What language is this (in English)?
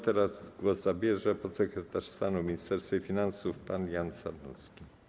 Polish